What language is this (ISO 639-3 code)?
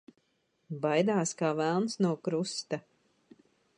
lav